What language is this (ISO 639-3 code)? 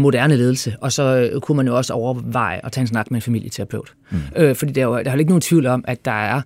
dan